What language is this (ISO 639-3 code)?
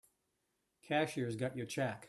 eng